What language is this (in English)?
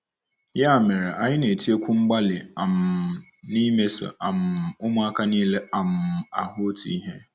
Igbo